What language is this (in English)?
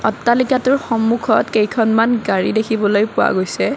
Assamese